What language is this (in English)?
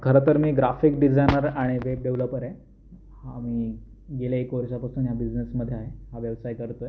Marathi